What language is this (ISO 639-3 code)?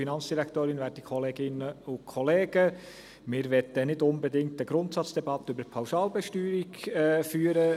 gsw